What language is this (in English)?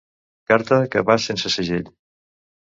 Catalan